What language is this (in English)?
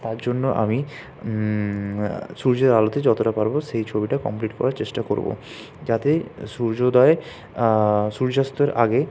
Bangla